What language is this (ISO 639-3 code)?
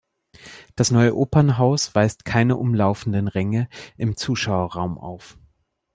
deu